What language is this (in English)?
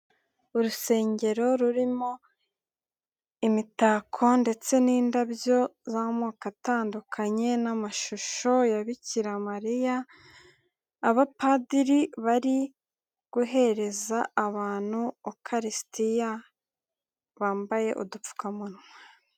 Kinyarwanda